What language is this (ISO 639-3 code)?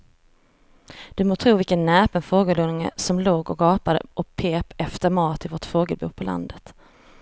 swe